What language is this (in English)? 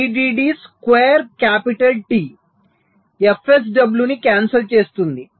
Telugu